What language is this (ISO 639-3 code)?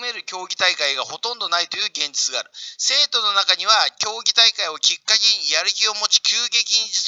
jpn